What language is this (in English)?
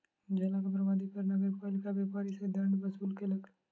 Maithili